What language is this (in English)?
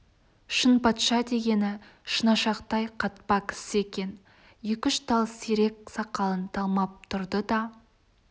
Kazakh